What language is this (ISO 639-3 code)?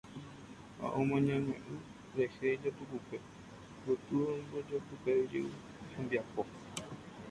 grn